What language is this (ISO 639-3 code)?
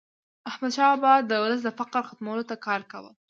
pus